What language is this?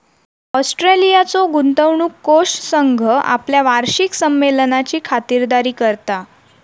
Marathi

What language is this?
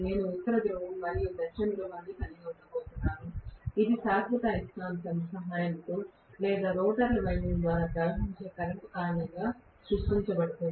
Telugu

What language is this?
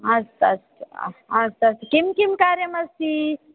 Sanskrit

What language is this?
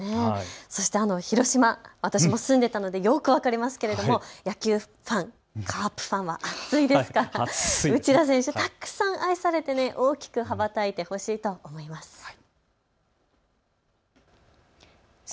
Japanese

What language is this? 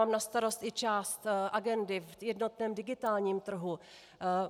Czech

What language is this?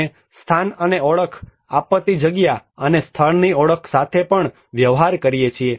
Gujarati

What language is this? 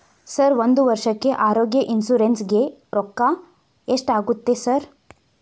Kannada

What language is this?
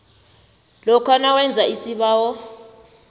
South Ndebele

